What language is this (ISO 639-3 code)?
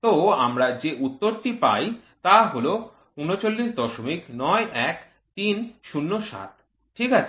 ben